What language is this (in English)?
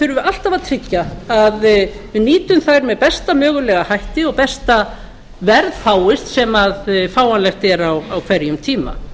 Icelandic